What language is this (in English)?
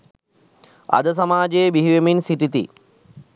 Sinhala